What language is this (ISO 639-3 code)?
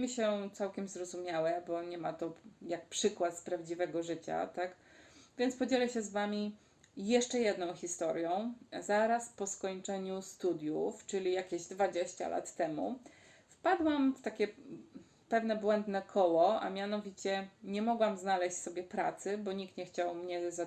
pol